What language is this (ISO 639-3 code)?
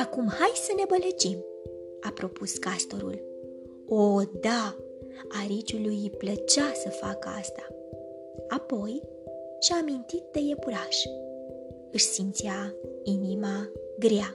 ron